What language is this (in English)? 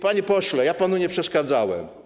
Polish